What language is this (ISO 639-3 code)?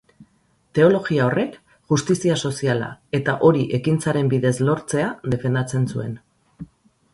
eus